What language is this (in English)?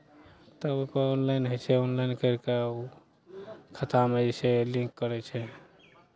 Maithili